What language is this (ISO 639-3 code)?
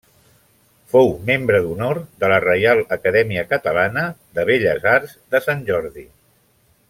cat